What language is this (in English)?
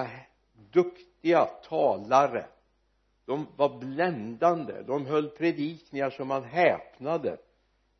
Swedish